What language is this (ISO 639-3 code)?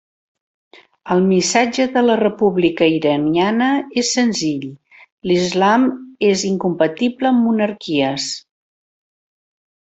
cat